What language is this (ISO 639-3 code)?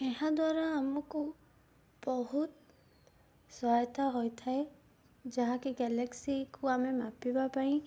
ori